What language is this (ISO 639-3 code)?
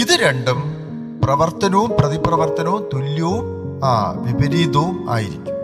mal